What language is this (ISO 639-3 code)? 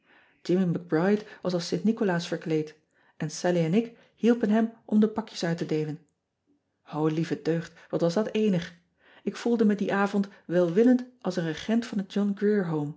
nld